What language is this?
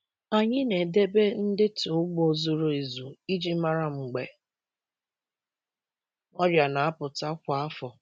Igbo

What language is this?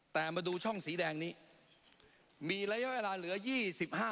Thai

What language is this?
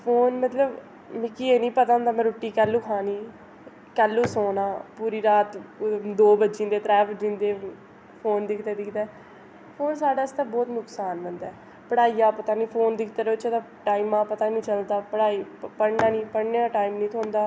Dogri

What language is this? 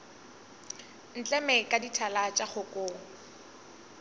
Northern Sotho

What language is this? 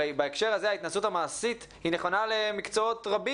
Hebrew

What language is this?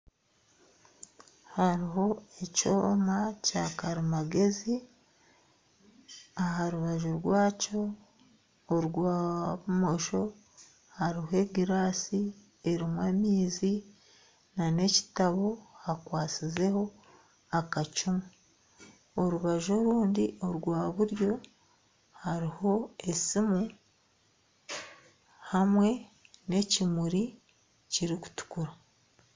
Nyankole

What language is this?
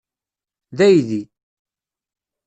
Kabyle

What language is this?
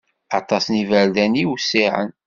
Kabyle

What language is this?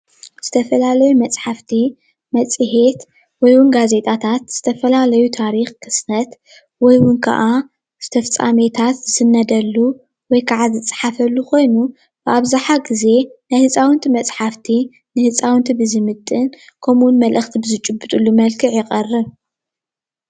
Tigrinya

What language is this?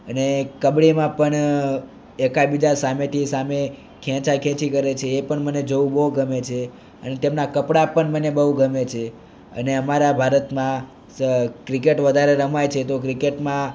Gujarati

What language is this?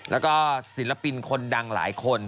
Thai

